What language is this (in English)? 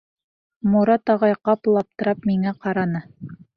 Bashkir